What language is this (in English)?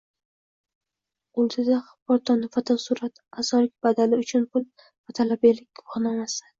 Uzbek